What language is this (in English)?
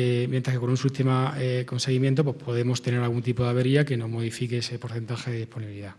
Spanish